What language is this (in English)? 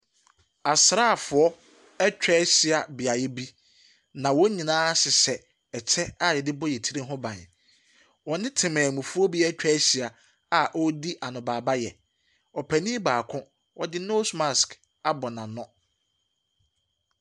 Akan